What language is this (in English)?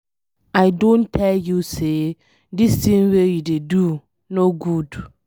Nigerian Pidgin